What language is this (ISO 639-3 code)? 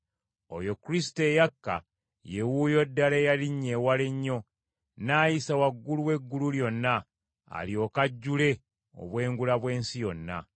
lug